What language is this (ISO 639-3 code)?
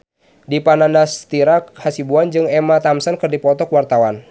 sun